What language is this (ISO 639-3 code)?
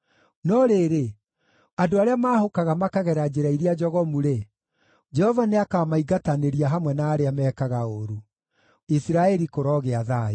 kik